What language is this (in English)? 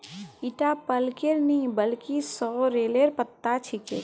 Magahi